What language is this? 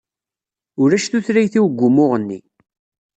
Kabyle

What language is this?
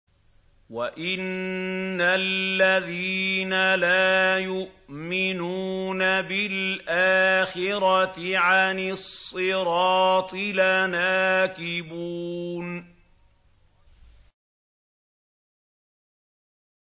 Arabic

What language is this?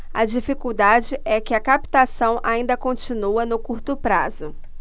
Portuguese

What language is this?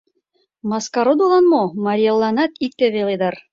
Mari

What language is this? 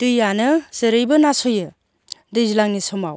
Bodo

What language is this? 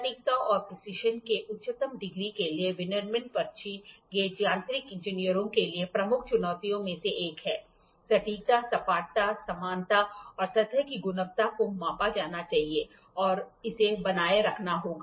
Hindi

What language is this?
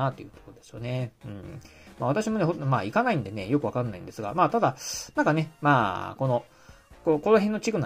Japanese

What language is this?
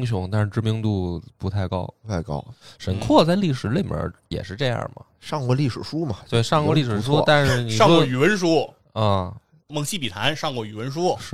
Chinese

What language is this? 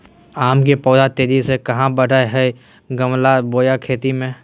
Magahi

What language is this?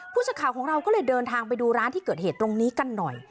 Thai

